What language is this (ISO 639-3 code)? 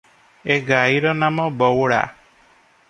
ori